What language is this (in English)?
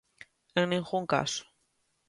Galician